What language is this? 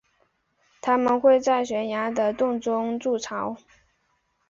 Chinese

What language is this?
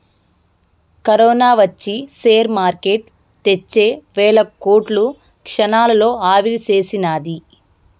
Telugu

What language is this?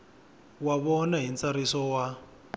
Tsonga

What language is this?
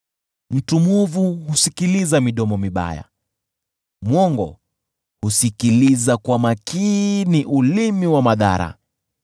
Swahili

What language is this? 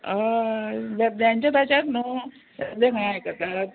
Konkani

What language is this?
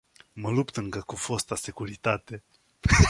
Romanian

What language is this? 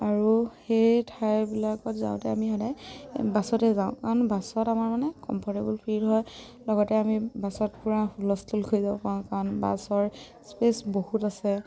Assamese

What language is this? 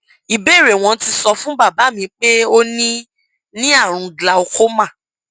Yoruba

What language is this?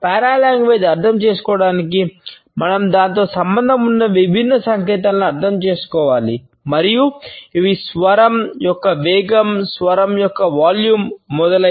Telugu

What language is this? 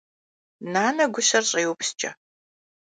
Kabardian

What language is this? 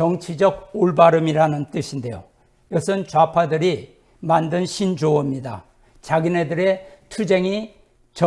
Korean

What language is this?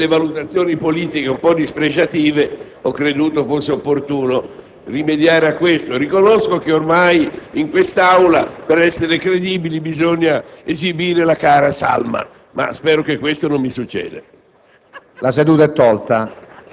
Italian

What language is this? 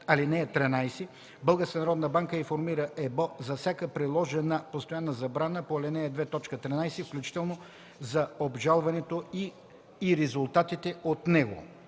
Bulgarian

